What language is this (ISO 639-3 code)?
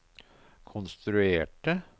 nor